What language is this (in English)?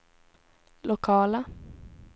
Swedish